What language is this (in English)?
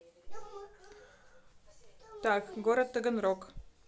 Russian